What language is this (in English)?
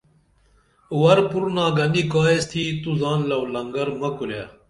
Dameli